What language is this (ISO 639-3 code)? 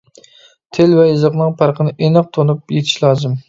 uig